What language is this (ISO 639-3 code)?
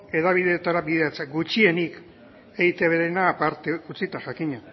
eus